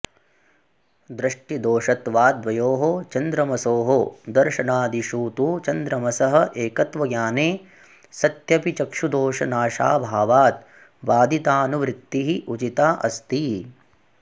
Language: Sanskrit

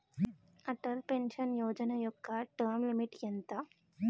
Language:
Telugu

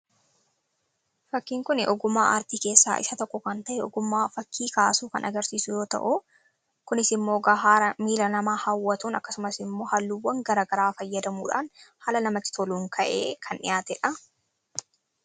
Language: Oromo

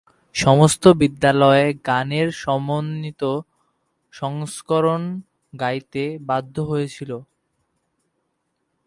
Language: Bangla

